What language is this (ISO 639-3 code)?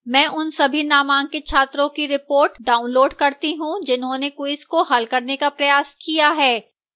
hin